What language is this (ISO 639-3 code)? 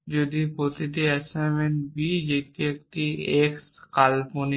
ben